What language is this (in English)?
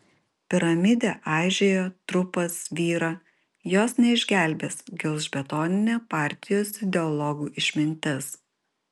Lithuanian